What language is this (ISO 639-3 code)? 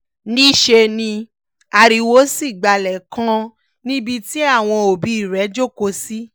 yor